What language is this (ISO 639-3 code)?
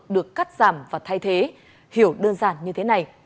vie